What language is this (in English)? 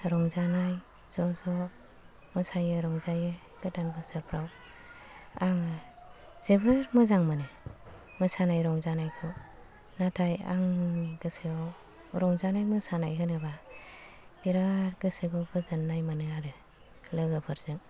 Bodo